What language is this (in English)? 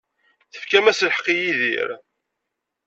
Kabyle